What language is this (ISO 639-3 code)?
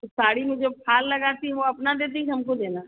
hin